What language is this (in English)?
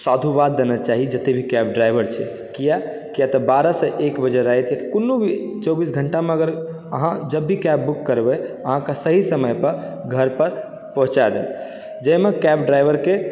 Maithili